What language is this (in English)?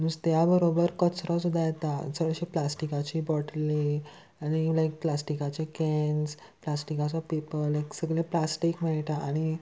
Konkani